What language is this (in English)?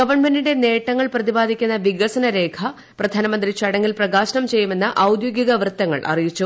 Malayalam